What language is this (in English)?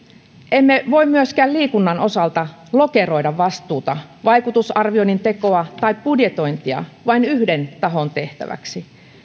Finnish